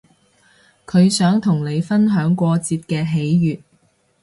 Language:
Cantonese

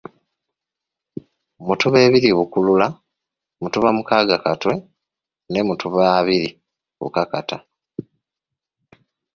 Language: Ganda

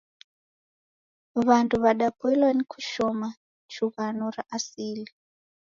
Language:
Taita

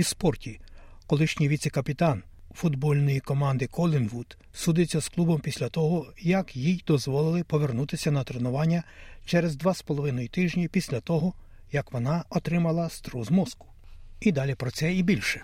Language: Ukrainian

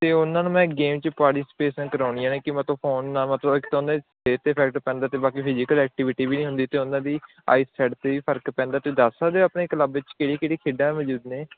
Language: Punjabi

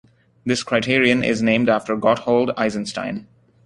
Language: English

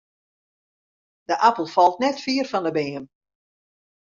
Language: Western Frisian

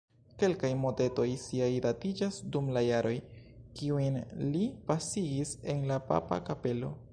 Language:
Esperanto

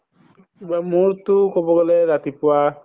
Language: Assamese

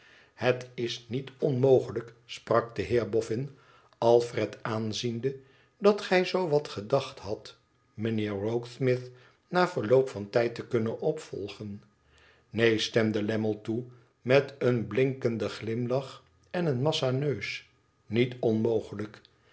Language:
Dutch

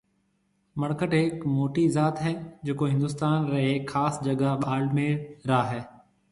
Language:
Marwari (Pakistan)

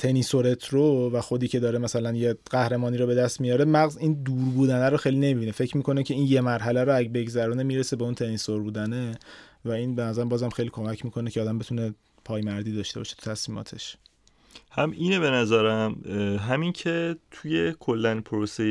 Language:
Persian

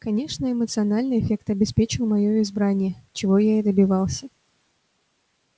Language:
Russian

